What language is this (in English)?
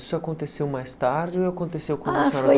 Portuguese